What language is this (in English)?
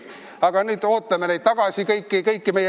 Estonian